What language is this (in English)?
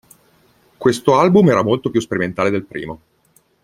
Italian